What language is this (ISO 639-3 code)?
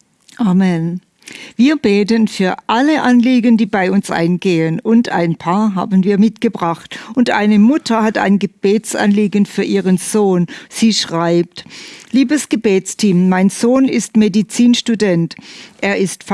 deu